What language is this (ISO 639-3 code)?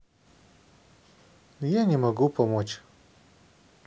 rus